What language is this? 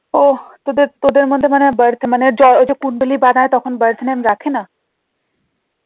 Bangla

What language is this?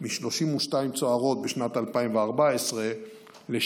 Hebrew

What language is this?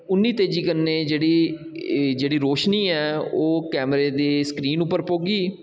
Dogri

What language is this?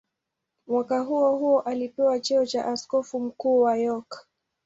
Swahili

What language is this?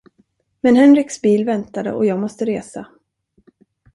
Swedish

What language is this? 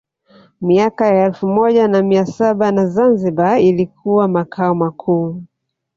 Swahili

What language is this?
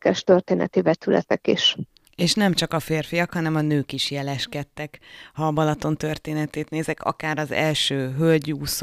Hungarian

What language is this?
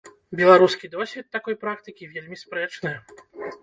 Belarusian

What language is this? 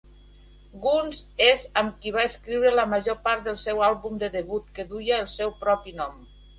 Catalan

